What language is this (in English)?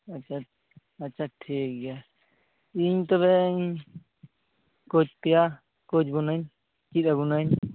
Santali